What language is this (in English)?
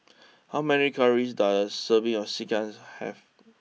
English